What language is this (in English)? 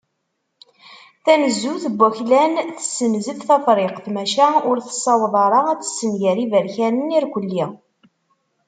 Kabyle